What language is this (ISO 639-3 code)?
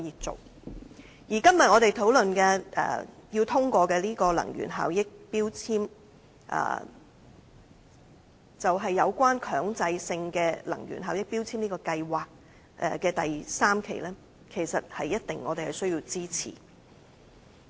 yue